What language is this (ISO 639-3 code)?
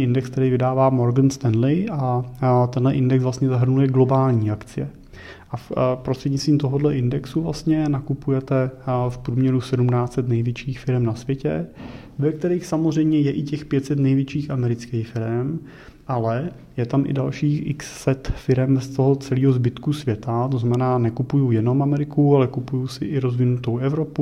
ces